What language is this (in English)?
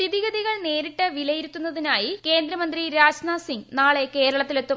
Malayalam